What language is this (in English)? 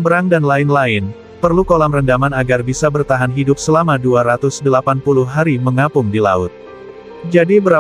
Indonesian